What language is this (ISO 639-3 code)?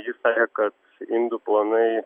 lit